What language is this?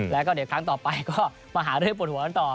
Thai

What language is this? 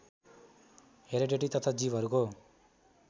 Nepali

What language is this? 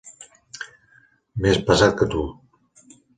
Catalan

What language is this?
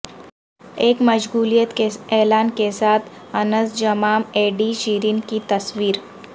Urdu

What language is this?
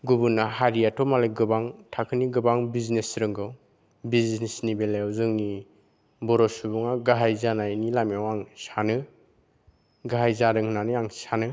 Bodo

